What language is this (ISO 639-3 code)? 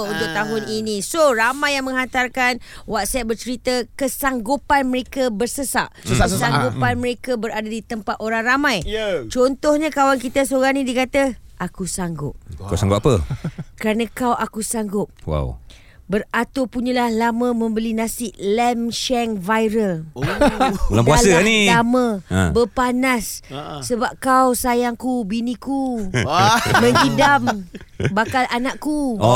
msa